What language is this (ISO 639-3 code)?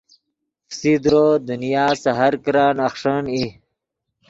ydg